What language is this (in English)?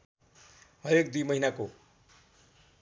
Nepali